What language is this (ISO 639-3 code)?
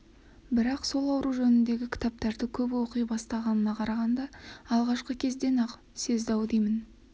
kaz